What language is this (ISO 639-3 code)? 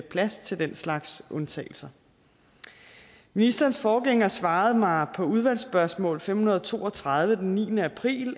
dan